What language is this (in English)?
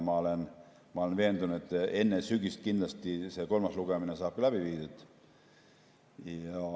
Estonian